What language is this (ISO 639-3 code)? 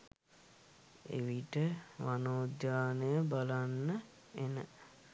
sin